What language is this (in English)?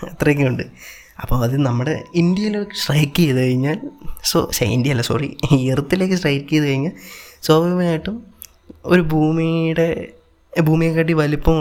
Malayalam